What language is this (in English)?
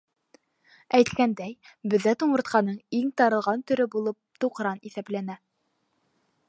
Bashkir